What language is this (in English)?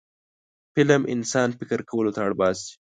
Pashto